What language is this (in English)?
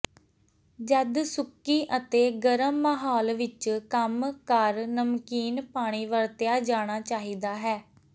Punjabi